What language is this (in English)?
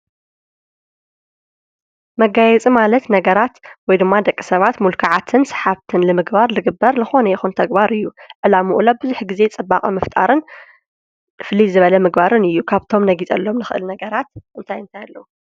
Tigrinya